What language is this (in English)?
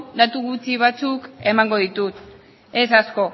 Basque